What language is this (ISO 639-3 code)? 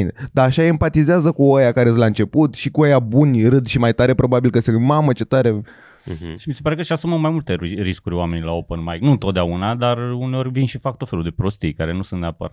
ron